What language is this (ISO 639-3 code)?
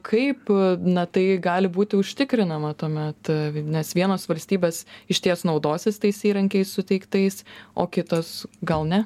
lit